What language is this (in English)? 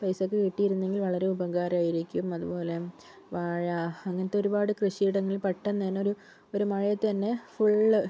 Malayalam